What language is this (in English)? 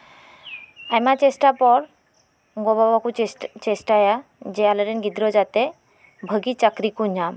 Santali